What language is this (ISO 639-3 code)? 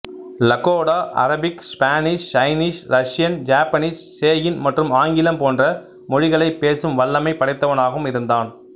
tam